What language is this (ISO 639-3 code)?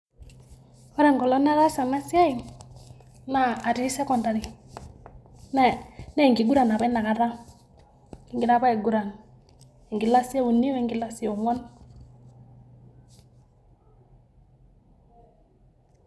mas